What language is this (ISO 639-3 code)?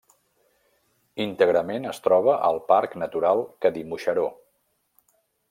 cat